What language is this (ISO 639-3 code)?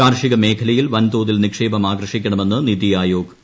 mal